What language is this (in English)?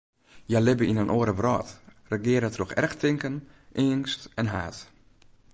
Western Frisian